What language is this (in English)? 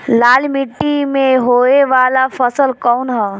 Bhojpuri